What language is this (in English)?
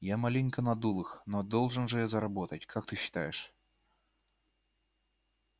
Russian